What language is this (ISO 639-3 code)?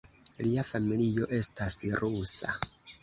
epo